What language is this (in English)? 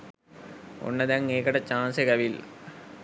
Sinhala